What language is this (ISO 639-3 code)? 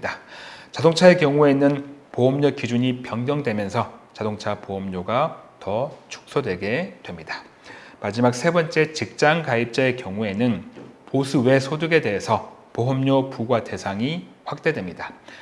kor